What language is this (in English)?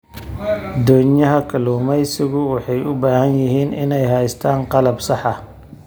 Somali